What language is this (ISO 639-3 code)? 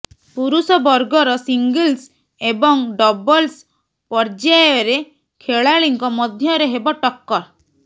ori